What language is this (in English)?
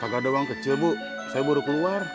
Indonesian